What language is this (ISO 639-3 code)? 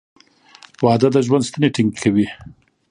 pus